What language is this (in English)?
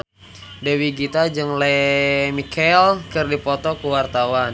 Sundanese